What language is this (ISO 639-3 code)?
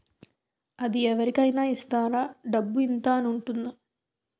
tel